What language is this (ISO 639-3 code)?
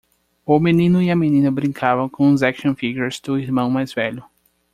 por